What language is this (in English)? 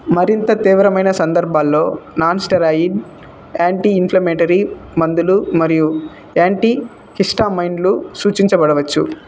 Telugu